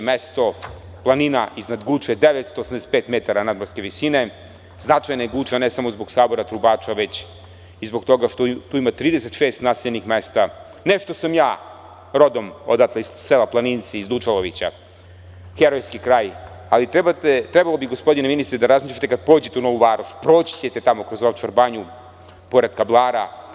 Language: Serbian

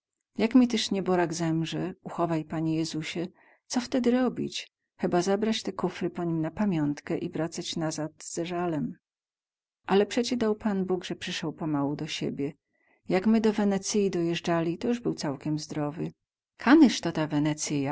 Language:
Polish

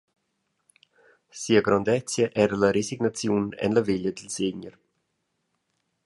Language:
Romansh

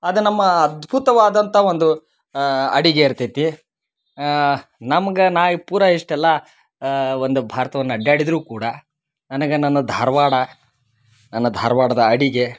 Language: Kannada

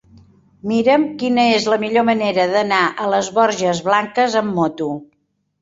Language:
Catalan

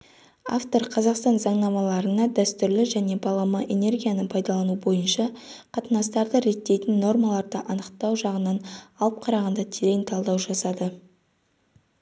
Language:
Kazakh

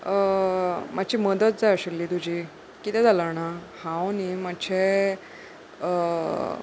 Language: Konkani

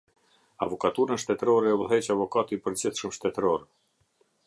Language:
Albanian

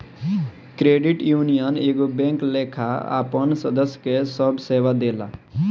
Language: Bhojpuri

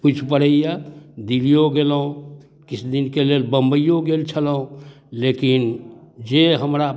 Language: Maithili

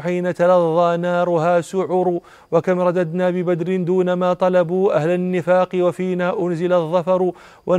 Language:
Arabic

